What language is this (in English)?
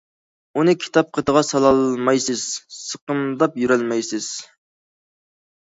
Uyghur